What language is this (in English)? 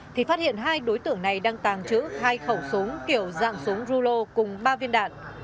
Vietnamese